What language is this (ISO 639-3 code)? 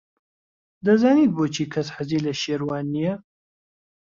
ckb